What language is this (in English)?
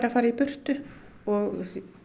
Icelandic